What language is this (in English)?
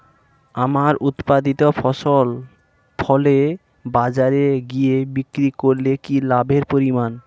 Bangla